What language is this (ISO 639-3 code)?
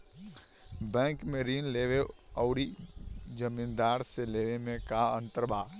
bho